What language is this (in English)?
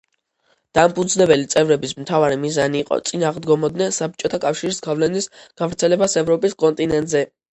Georgian